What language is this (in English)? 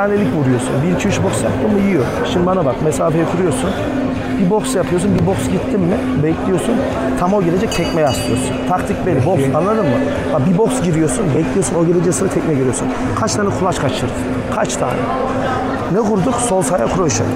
Turkish